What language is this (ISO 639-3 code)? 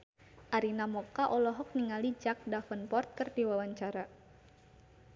sun